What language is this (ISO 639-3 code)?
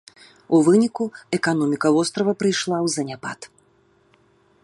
bel